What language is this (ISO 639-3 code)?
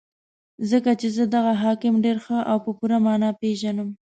pus